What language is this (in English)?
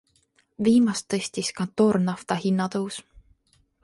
Estonian